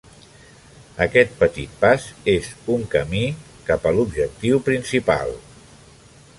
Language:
Catalan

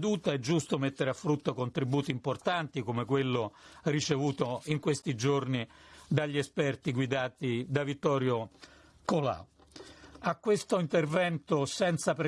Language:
Italian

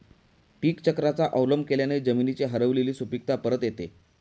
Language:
Marathi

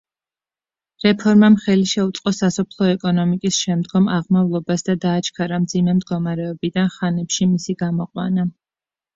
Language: Georgian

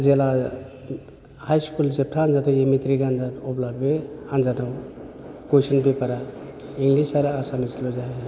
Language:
Bodo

